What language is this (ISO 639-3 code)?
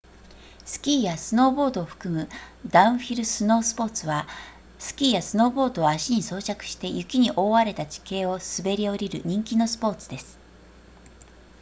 jpn